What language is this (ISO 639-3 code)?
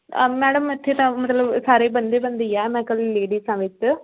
pan